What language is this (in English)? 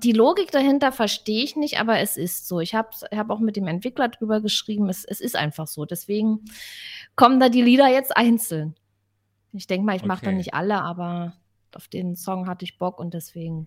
German